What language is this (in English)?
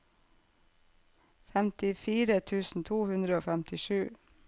Norwegian